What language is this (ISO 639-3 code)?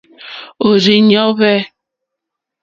bri